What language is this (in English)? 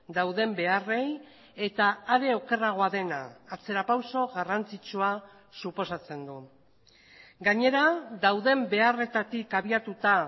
Basque